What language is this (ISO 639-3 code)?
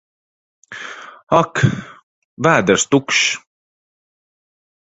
lav